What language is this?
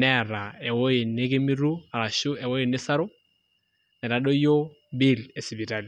Masai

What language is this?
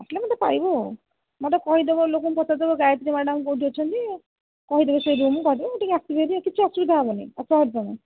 Odia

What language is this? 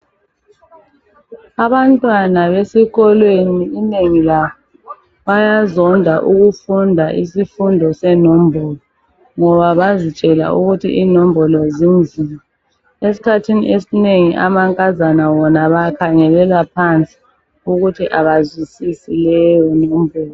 North Ndebele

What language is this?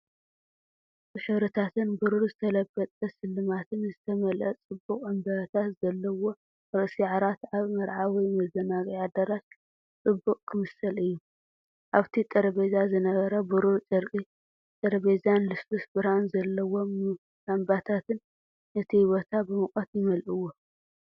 Tigrinya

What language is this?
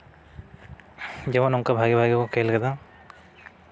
Santali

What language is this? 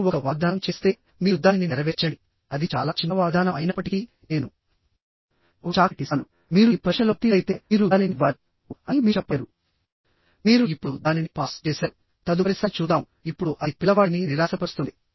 Telugu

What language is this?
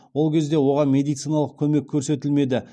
Kazakh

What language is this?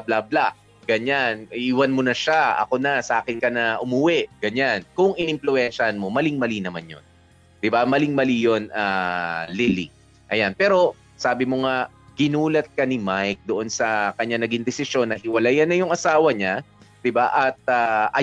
Filipino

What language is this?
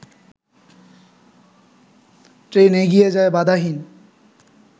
Bangla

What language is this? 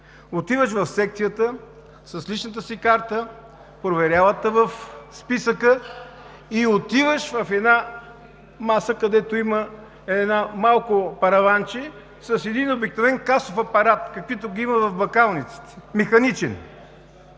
Bulgarian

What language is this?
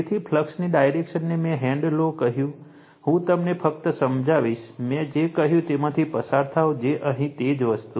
Gujarati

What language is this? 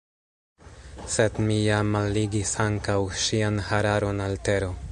Esperanto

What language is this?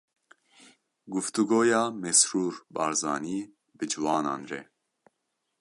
Kurdish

